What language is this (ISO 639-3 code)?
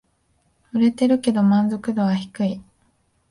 jpn